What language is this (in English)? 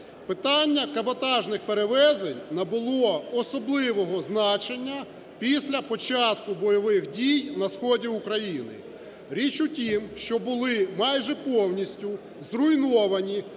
Ukrainian